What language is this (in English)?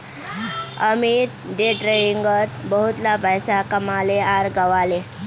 Magahi